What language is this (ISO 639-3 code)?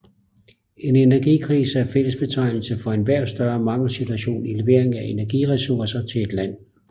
dan